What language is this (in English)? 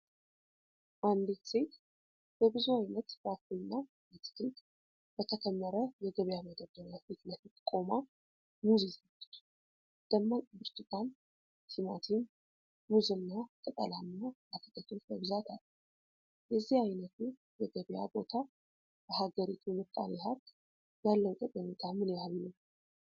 Amharic